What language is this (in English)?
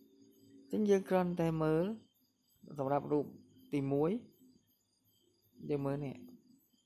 Vietnamese